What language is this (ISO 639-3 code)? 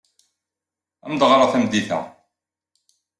kab